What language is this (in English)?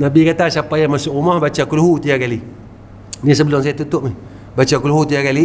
Malay